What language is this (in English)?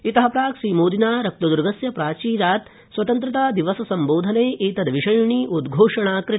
Sanskrit